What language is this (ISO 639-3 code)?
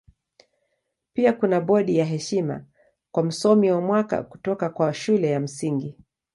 swa